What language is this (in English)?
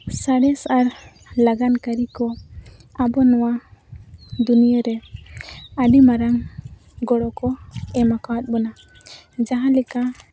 Santali